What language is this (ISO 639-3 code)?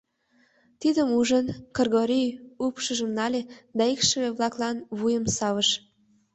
chm